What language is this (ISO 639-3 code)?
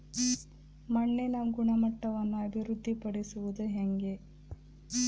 kan